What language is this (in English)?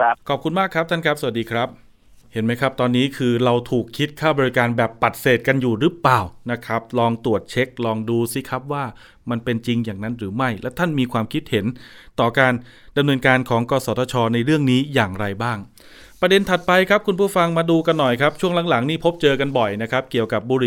Thai